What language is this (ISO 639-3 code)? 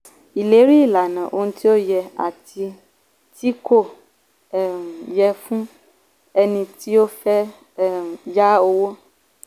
yor